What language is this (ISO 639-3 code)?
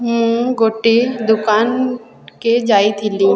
ori